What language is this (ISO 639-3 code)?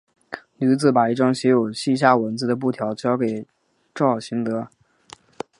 zho